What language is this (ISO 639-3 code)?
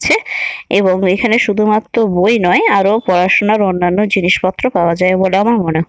ben